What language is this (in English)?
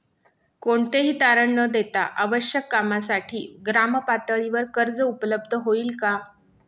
Marathi